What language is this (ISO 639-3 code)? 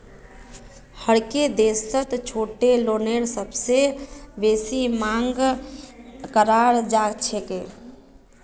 mag